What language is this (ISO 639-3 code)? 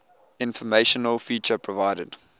eng